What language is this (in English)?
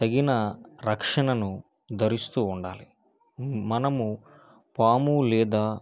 Telugu